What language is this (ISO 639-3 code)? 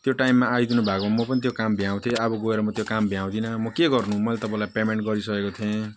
nep